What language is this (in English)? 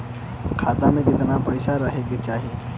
Bhojpuri